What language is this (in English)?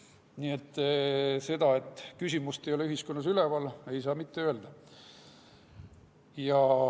Estonian